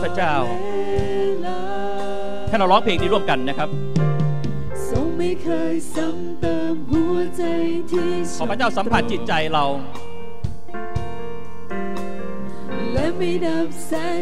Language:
Thai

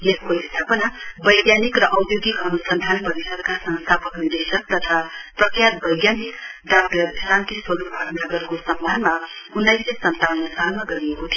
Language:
Nepali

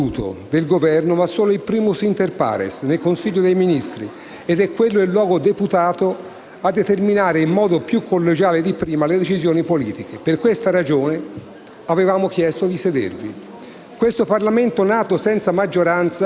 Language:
Italian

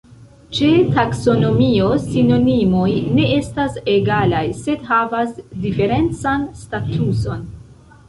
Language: Esperanto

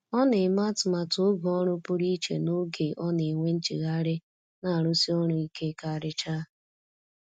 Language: Igbo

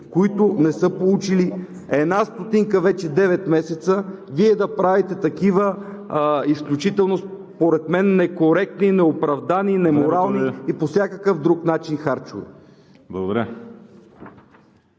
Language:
Bulgarian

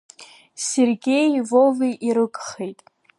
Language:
Abkhazian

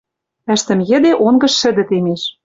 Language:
Western Mari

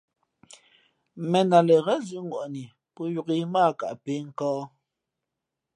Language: Fe'fe'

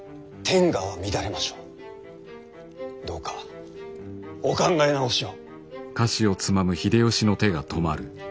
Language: Japanese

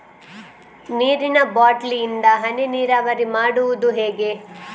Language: Kannada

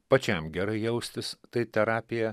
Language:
Lithuanian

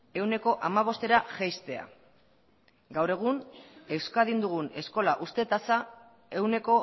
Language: Basque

